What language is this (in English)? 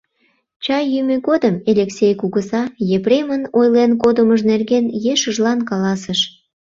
Mari